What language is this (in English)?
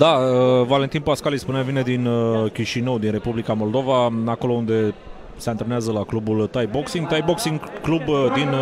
Romanian